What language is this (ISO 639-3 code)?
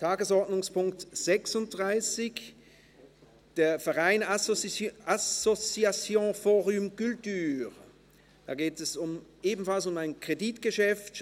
gsw